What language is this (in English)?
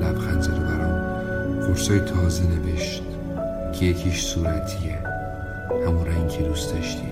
Persian